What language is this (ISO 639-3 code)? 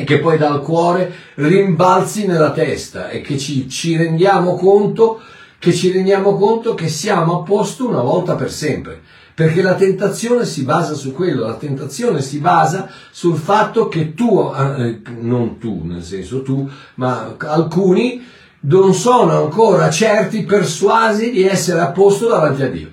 ita